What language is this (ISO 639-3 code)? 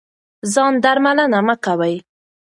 pus